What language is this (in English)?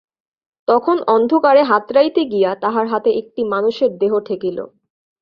Bangla